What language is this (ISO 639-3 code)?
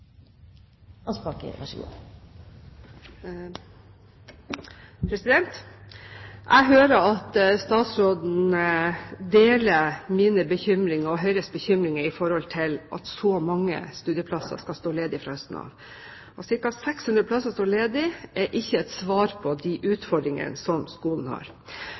nob